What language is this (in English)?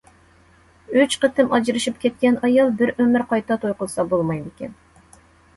Uyghur